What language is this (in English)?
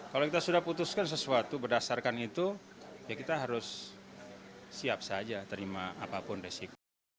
Indonesian